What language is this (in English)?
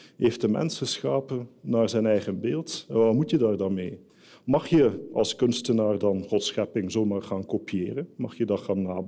Dutch